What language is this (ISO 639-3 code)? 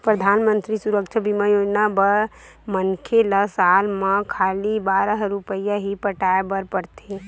hne